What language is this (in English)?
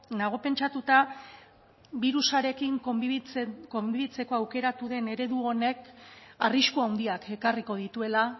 Basque